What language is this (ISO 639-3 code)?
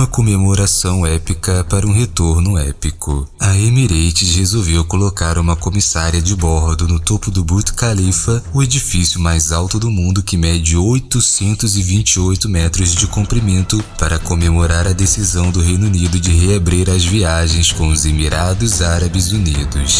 por